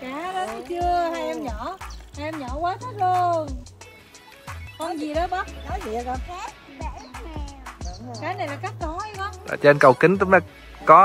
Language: Vietnamese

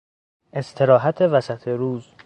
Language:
Persian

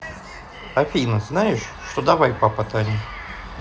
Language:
Russian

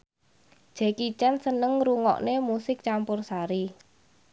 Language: Javanese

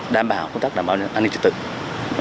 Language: Vietnamese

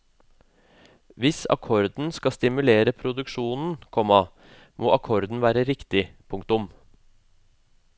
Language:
Norwegian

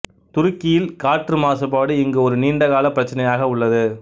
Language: Tamil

